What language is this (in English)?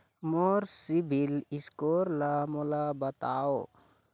Chhattisgarhi